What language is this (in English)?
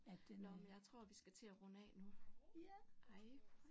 Danish